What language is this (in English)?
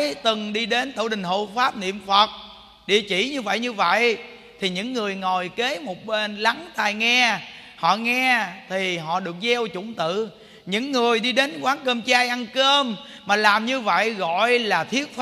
Vietnamese